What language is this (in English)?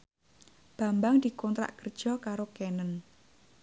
Javanese